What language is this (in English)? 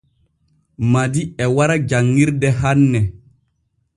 Borgu Fulfulde